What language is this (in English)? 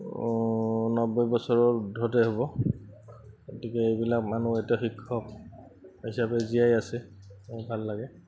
Assamese